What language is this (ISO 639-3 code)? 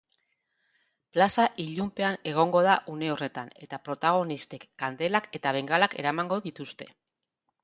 eus